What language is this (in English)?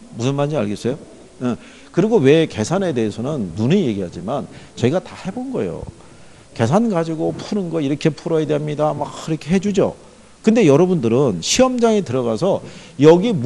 Korean